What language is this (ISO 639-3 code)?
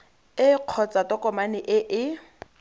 tsn